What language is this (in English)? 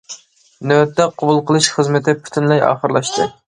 Uyghur